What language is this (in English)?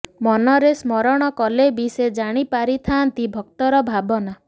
Odia